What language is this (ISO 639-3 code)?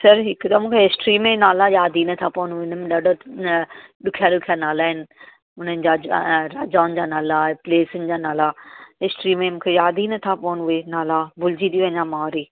snd